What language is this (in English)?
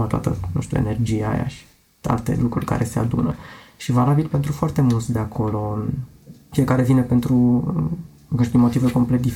Romanian